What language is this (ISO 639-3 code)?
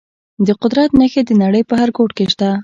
pus